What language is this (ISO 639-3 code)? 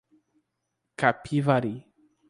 por